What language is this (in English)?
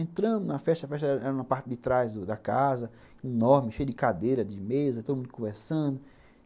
Portuguese